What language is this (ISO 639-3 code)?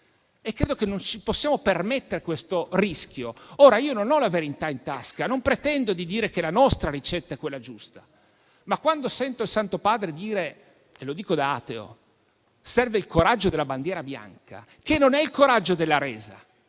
ita